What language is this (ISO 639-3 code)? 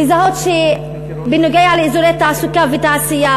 heb